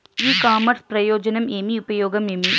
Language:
Telugu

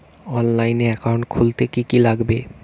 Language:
Bangla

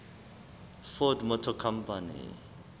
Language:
Southern Sotho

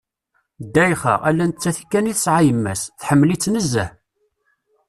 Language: Kabyle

